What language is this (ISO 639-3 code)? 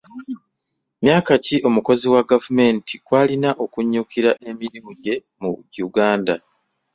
lug